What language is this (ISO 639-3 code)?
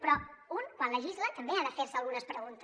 cat